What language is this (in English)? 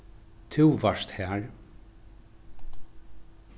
Faroese